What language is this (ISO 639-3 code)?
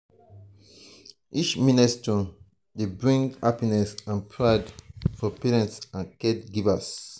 pcm